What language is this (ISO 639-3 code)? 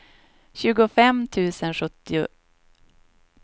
swe